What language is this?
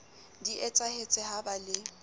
Southern Sotho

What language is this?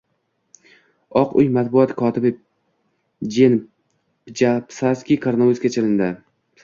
Uzbek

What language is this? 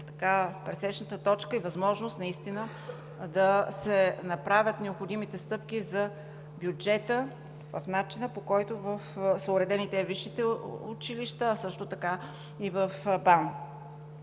Bulgarian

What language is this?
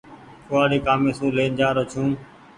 Goaria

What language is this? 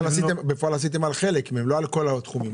Hebrew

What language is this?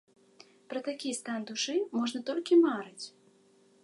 Belarusian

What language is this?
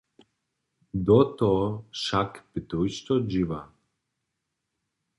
Upper Sorbian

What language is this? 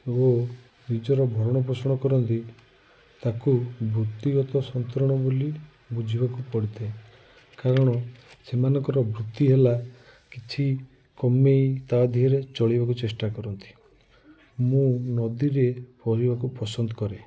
Odia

